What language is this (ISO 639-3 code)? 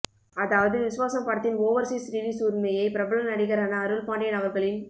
tam